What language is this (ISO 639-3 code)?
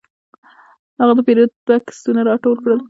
pus